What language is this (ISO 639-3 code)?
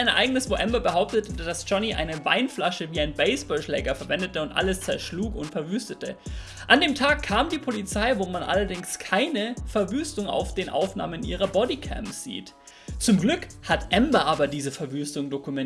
deu